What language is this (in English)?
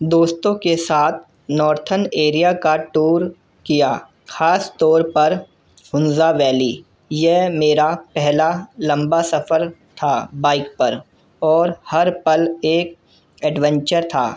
Urdu